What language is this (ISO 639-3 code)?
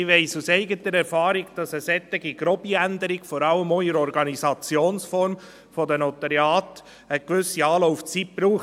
gsw